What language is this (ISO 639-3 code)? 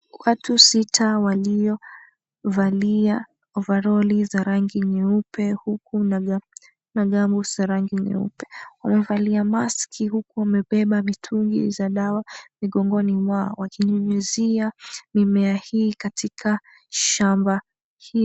swa